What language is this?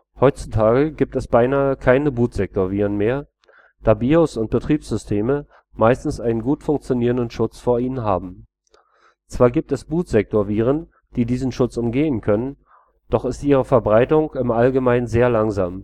German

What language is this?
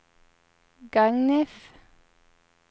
Swedish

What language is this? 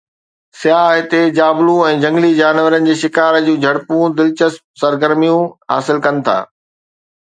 Sindhi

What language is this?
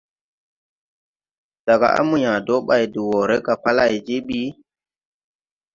Tupuri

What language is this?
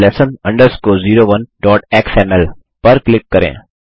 Hindi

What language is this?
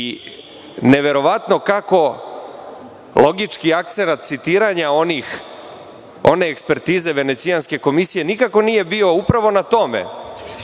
Serbian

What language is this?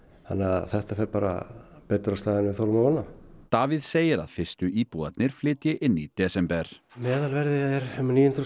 Icelandic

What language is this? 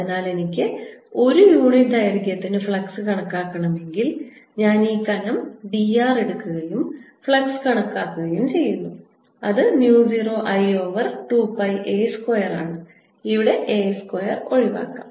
Malayalam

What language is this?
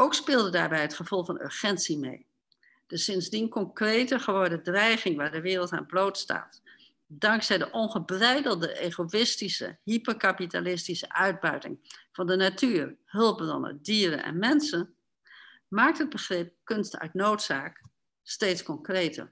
Dutch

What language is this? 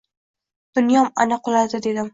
Uzbek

